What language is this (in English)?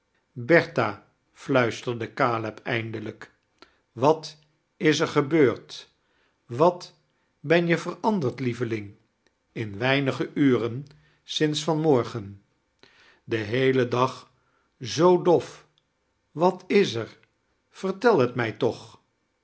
Dutch